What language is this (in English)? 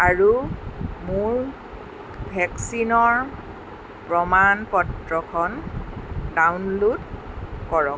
Assamese